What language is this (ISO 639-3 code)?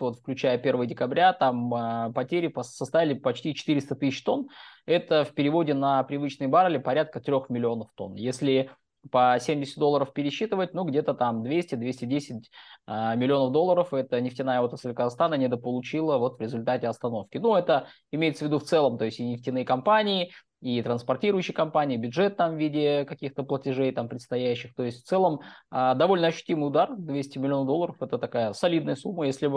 rus